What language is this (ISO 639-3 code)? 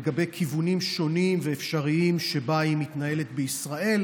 heb